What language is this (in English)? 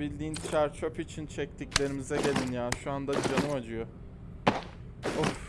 Turkish